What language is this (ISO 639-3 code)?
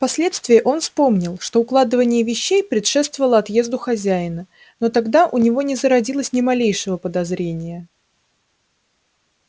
rus